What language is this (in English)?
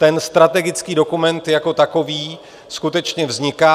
Czech